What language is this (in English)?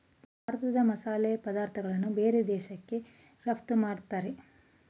Kannada